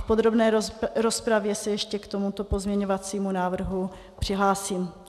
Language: Czech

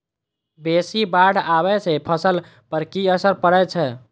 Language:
Maithili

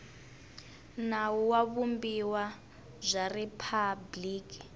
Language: Tsonga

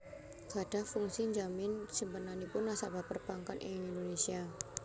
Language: Javanese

